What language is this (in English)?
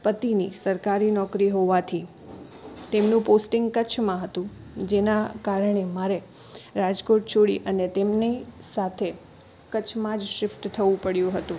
Gujarati